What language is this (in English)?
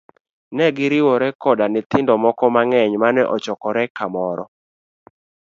Luo (Kenya and Tanzania)